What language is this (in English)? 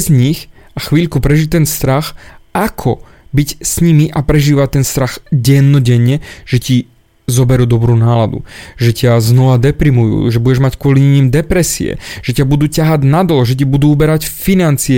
Slovak